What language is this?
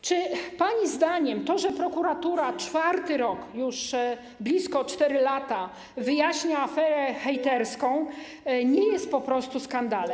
Polish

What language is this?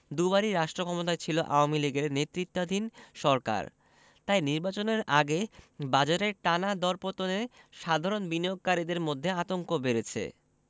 Bangla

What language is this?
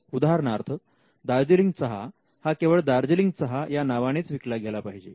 Marathi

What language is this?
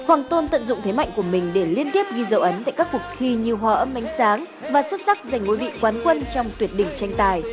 Vietnamese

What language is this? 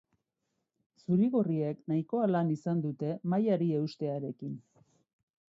Basque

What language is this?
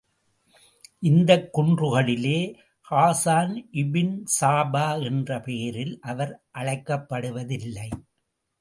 Tamil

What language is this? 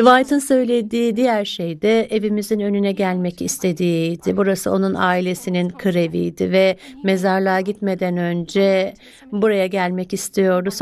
Turkish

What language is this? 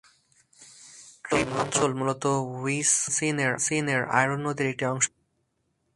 Bangla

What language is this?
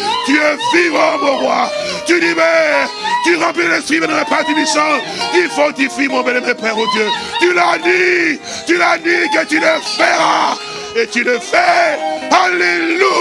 French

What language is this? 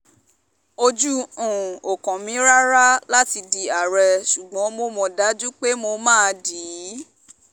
Yoruba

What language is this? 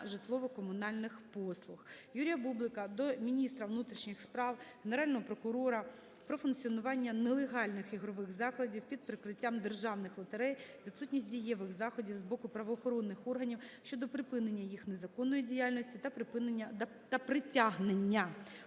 Ukrainian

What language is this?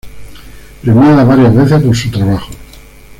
Spanish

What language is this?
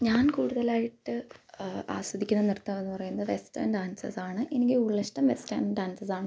Malayalam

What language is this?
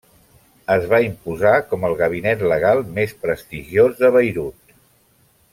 Catalan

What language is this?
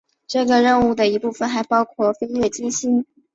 Chinese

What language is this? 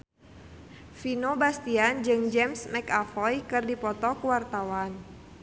Sundanese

